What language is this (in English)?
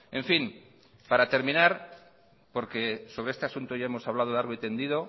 Spanish